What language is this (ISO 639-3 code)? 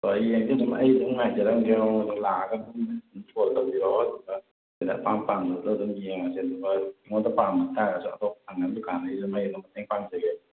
mni